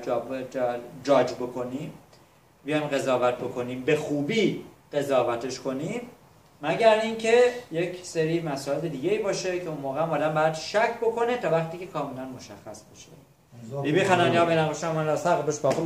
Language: Persian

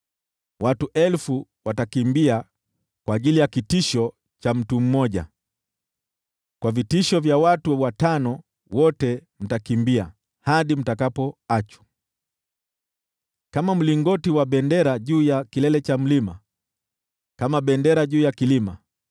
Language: Swahili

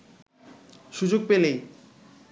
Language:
Bangla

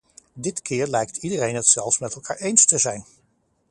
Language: Dutch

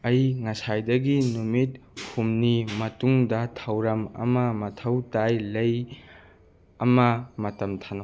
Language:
Manipuri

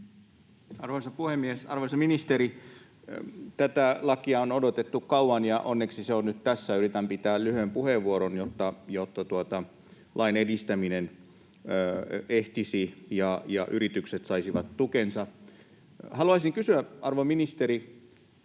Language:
Finnish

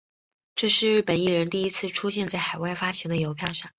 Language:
Chinese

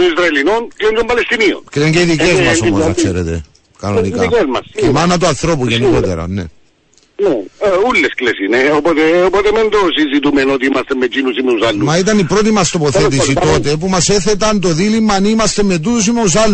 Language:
Greek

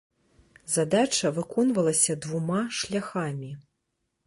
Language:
Belarusian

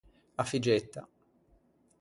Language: Ligurian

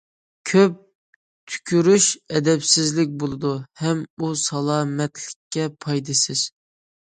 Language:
Uyghur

